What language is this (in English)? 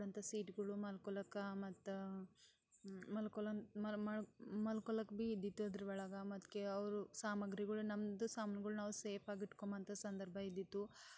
Kannada